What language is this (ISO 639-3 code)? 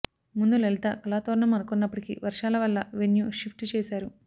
tel